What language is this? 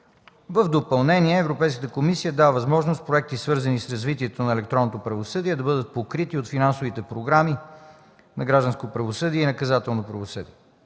Bulgarian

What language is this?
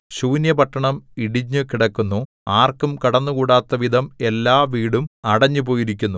Malayalam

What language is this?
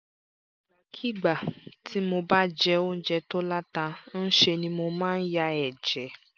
Yoruba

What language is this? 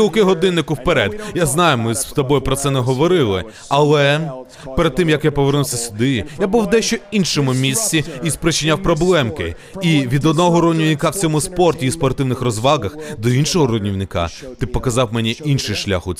Ukrainian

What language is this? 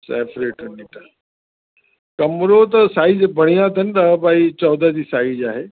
Sindhi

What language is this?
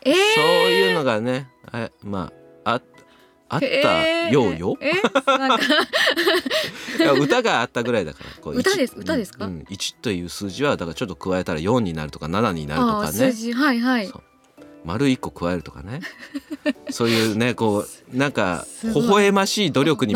Japanese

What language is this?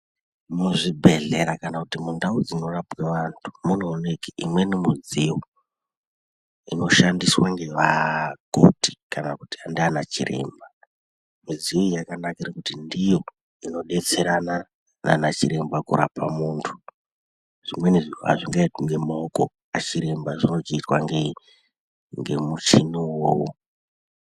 Ndau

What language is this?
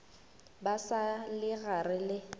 Northern Sotho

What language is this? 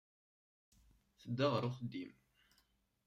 Kabyle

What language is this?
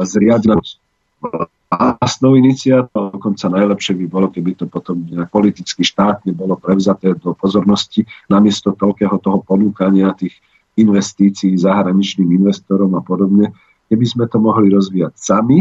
Slovak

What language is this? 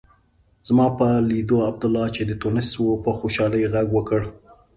Pashto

